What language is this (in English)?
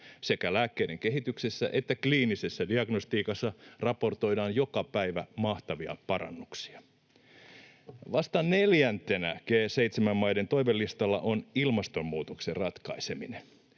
Finnish